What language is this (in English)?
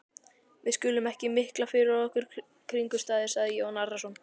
Icelandic